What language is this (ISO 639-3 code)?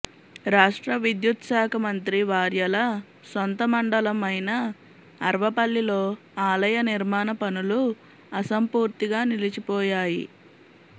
tel